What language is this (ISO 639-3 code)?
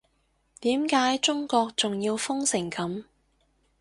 yue